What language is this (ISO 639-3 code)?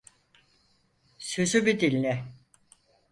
tur